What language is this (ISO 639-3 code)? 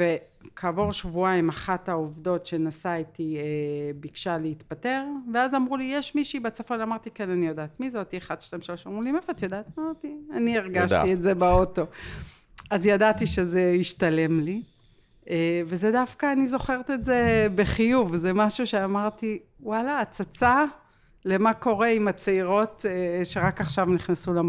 heb